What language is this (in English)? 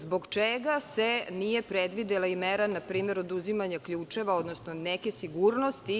Serbian